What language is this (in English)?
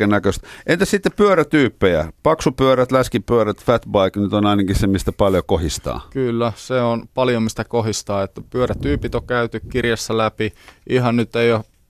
Finnish